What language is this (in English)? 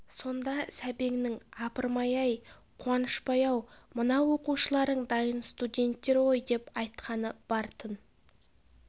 Kazakh